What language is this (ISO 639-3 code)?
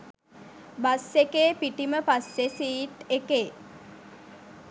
sin